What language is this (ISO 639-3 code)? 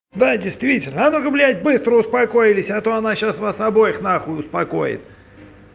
rus